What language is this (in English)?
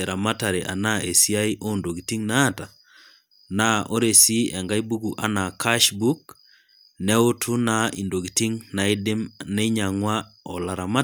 Masai